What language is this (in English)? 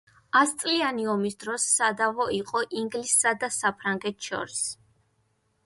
Georgian